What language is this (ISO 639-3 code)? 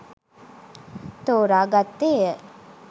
sin